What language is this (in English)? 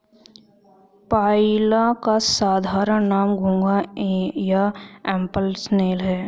Hindi